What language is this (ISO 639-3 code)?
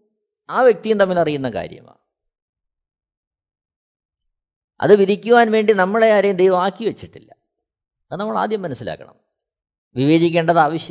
mal